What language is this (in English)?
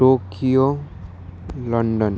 Nepali